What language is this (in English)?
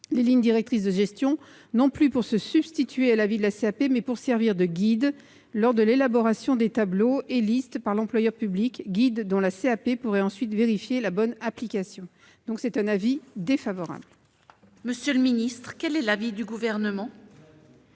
French